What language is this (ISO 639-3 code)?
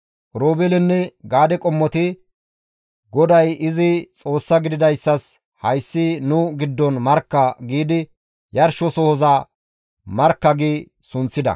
gmv